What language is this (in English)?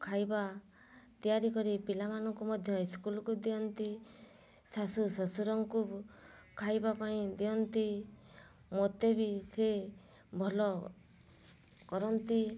Odia